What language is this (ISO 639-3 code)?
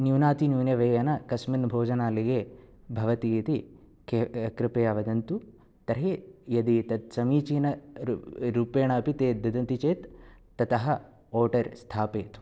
san